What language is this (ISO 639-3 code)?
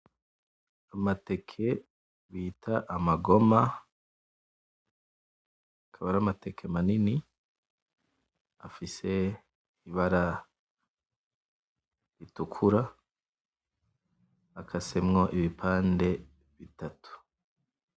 run